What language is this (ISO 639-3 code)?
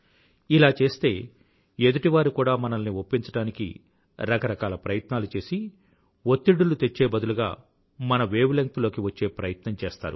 tel